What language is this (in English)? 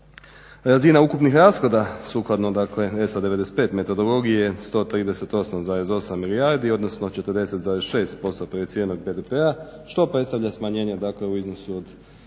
Croatian